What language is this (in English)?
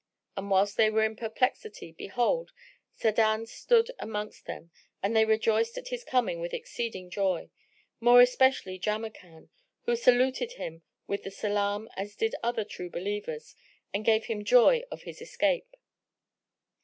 English